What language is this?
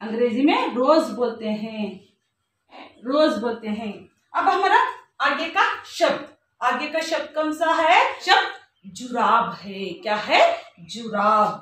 Hindi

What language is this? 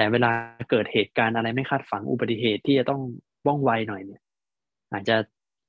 Thai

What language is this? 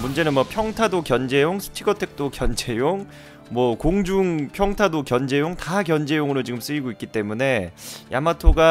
Korean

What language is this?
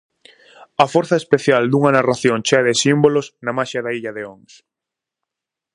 Galician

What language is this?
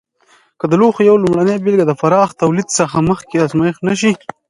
Pashto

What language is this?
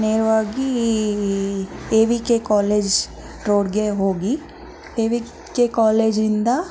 Kannada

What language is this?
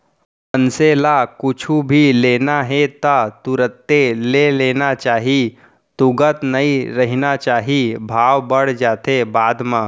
Chhattisgarhi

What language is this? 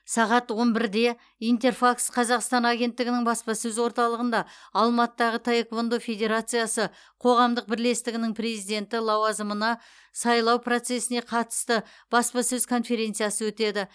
Kazakh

